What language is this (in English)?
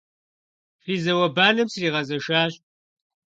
Kabardian